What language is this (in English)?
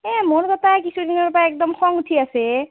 Assamese